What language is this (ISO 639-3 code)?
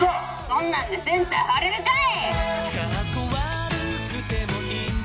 jpn